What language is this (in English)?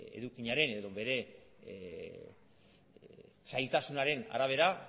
Basque